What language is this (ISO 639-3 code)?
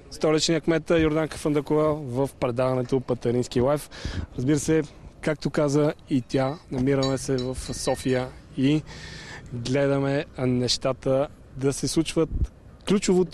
bul